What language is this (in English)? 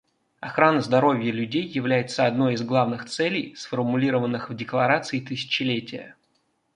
Russian